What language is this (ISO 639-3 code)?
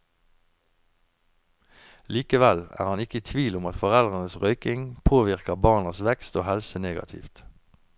nor